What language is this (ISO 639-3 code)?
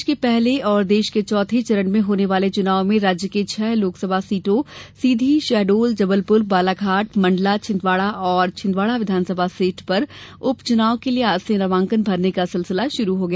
hin